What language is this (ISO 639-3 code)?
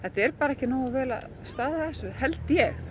isl